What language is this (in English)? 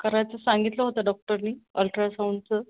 Marathi